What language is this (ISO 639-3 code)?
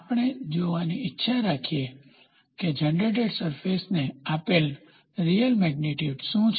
guj